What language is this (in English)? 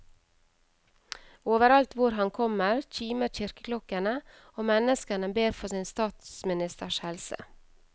Norwegian